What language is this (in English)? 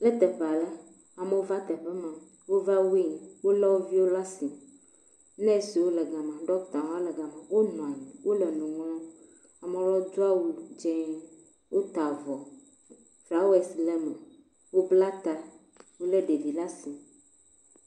Ewe